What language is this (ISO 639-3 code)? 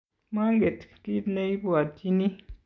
kln